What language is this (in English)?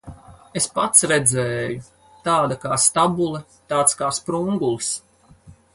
Latvian